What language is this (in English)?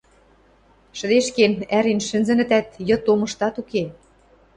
Western Mari